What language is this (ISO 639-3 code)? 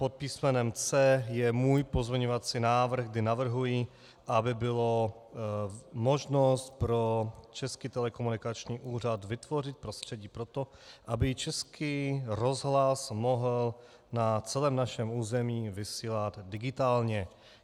ces